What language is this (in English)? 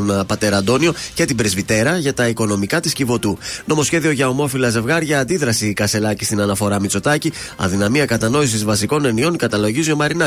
Greek